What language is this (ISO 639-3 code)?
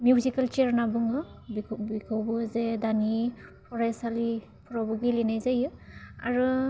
brx